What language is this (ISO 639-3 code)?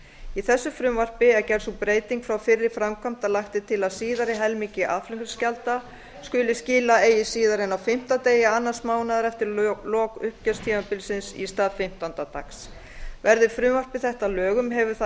isl